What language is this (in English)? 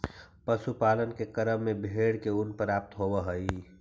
Magahi